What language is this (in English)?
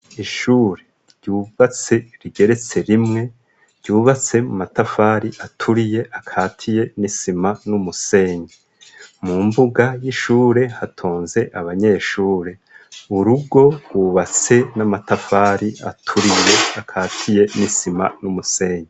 Rundi